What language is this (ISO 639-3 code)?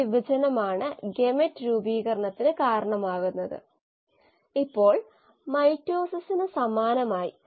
mal